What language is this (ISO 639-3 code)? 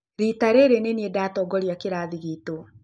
kik